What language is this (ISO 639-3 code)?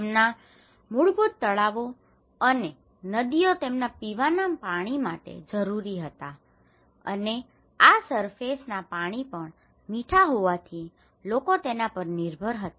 guj